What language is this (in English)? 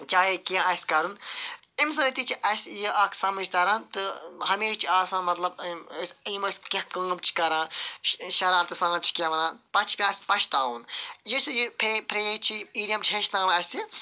Kashmiri